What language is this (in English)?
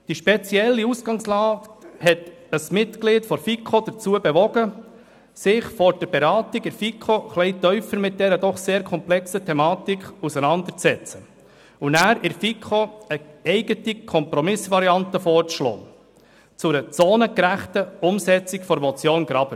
Swiss German